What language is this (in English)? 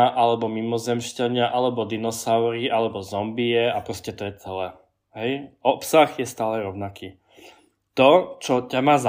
Slovak